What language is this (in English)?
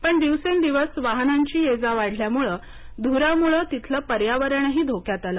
Marathi